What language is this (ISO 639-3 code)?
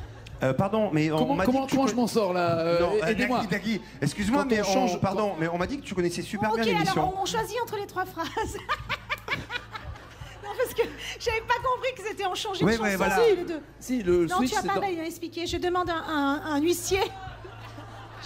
fra